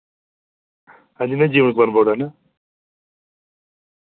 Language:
Dogri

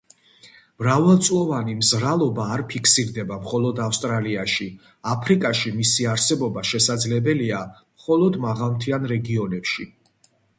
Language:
Georgian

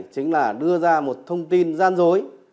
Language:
Vietnamese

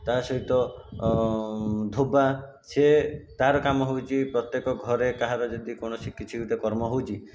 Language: Odia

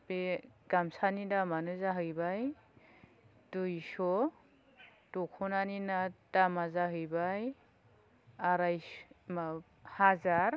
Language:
Bodo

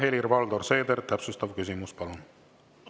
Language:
Estonian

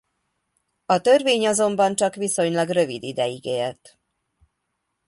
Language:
Hungarian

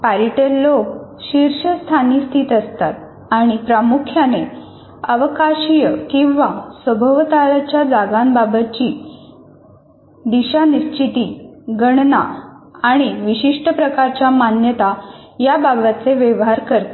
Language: Marathi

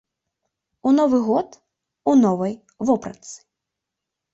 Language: Belarusian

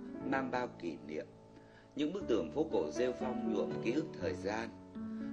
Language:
Vietnamese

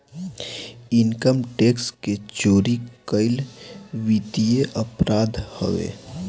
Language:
Bhojpuri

